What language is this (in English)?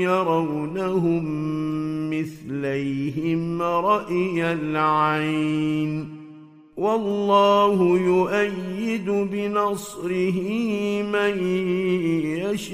Arabic